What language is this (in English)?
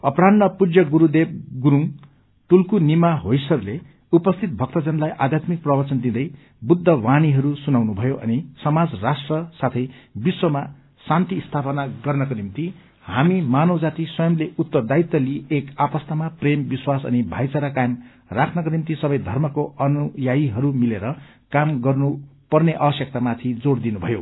Nepali